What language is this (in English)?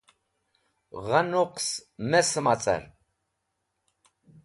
Wakhi